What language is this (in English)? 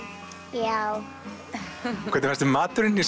Icelandic